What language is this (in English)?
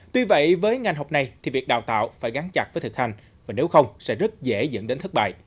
Vietnamese